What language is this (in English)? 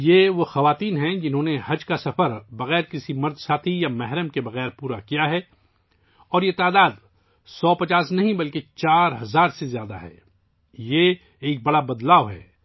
Urdu